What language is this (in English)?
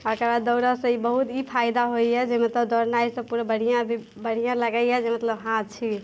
Maithili